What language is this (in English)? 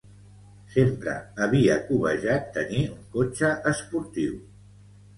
Catalan